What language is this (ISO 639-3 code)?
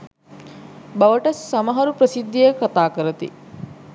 sin